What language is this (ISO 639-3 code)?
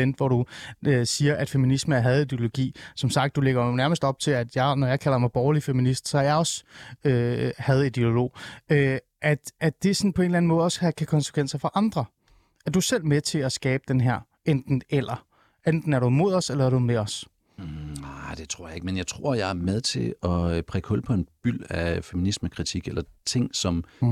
dan